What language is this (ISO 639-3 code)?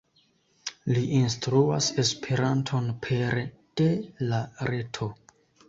epo